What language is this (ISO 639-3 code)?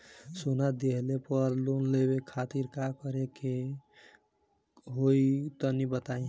bho